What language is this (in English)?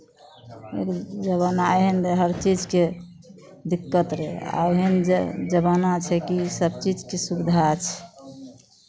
Maithili